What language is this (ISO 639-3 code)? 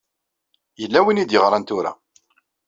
kab